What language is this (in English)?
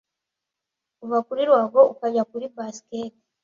Kinyarwanda